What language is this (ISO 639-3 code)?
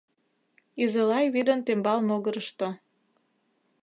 chm